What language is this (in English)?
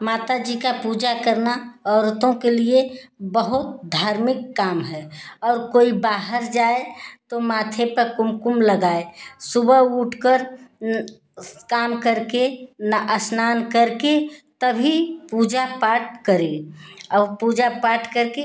Hindi